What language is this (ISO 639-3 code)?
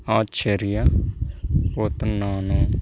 tel